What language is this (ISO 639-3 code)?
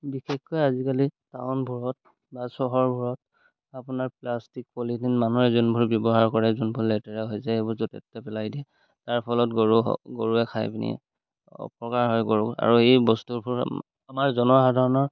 asm